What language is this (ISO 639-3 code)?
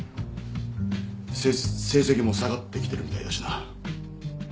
jpn